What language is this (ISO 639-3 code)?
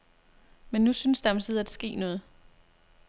dan